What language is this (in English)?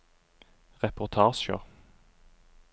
Norwegian